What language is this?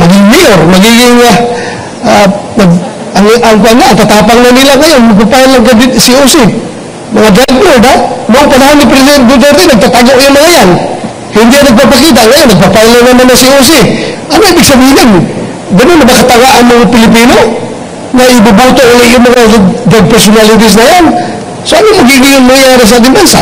Filipino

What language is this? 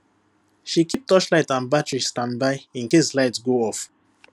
Nigerian Pidgin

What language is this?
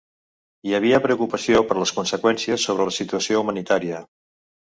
Catalan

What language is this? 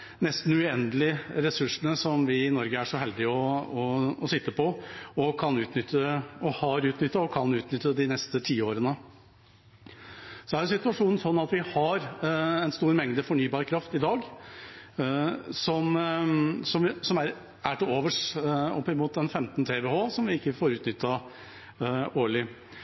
Norwegian Bokmål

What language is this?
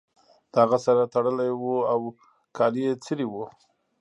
Pashto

